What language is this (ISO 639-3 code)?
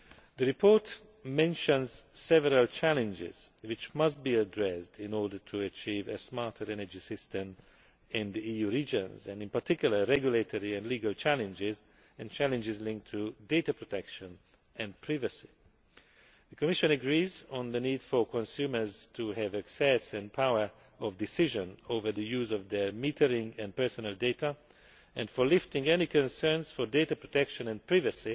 eng